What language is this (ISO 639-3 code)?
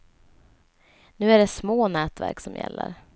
swe